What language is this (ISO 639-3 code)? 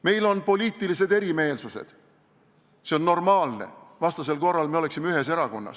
est